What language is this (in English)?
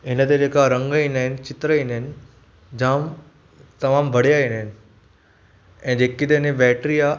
Sindhi